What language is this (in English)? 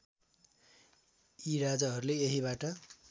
Nepali